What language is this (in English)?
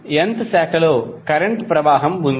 Telugu